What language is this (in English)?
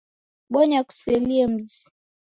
Taita